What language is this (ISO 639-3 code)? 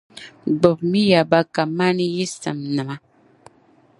dag